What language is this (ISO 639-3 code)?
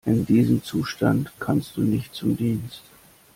deu